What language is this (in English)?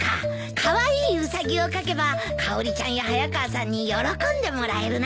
Japanese